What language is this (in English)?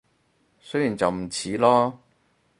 Cantonese